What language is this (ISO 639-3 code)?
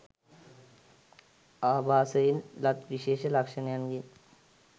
sin